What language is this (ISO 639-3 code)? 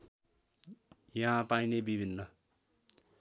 nep